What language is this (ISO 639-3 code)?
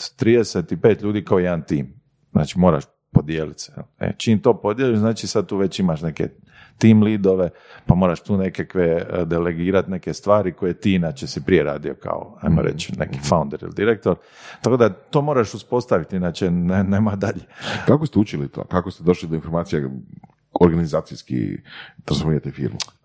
hrv